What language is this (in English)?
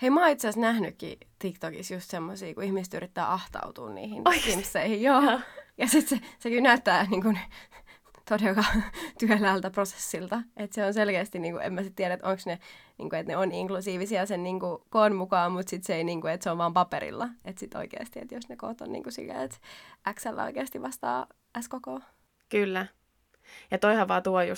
Finnish